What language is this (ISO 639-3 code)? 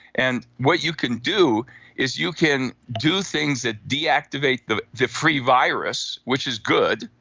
eng